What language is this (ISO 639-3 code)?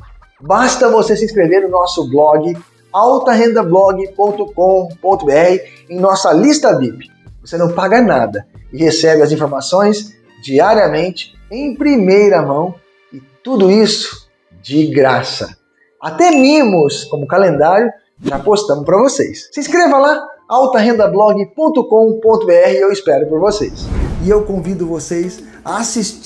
por